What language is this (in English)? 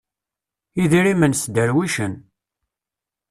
Kabyle